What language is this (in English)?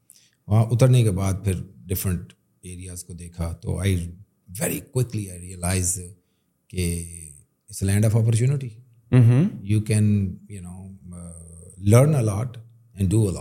Urdu